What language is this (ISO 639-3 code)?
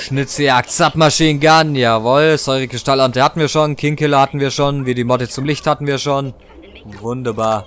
deu